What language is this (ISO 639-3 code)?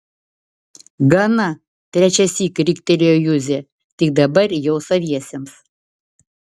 lit